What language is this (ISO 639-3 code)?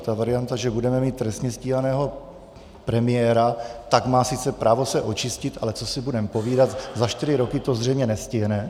ces